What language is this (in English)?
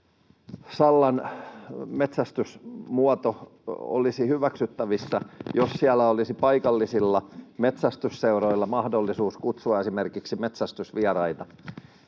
Finnish